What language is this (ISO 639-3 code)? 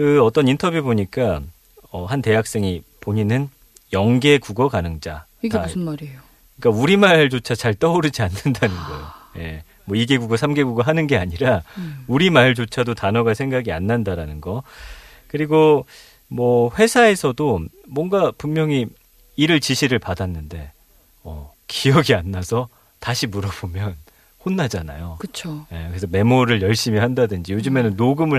kor